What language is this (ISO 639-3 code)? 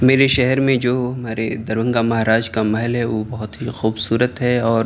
urd